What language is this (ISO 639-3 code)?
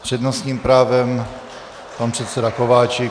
ces